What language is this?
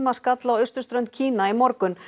Icelandic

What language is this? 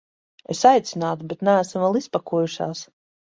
Latvian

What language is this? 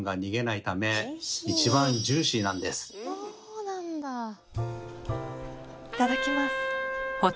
Japanese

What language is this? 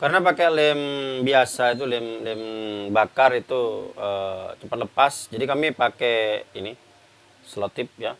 Indonesian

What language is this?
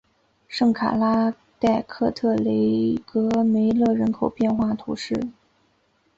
Chinese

